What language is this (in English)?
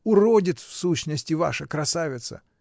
Russian